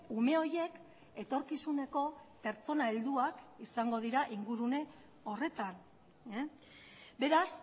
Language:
Basque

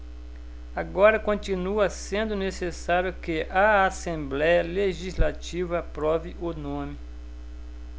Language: Portuguese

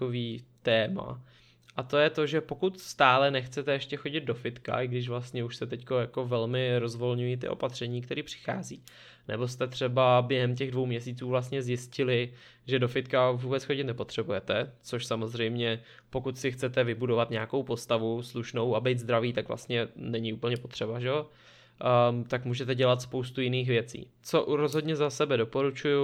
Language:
Czech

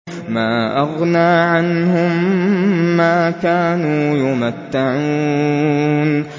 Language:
Arabic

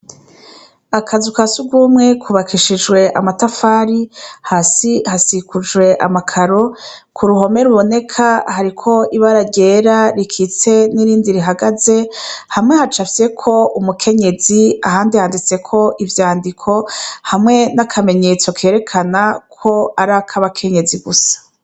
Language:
Rundi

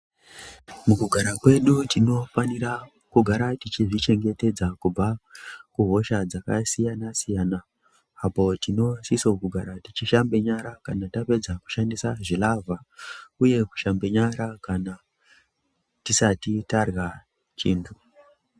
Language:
Ndau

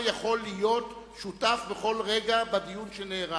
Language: Hebrew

